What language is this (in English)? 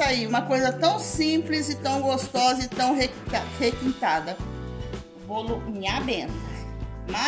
Portuguese